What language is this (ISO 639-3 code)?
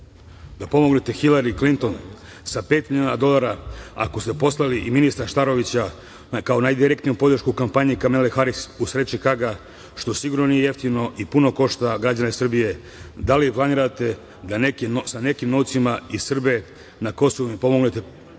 srp